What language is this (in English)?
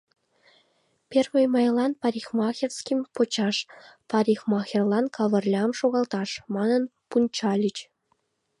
Mari